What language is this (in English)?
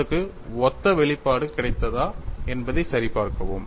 Tamil